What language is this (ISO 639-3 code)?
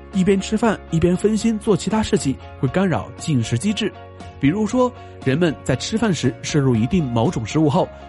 zho